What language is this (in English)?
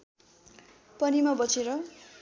Nepali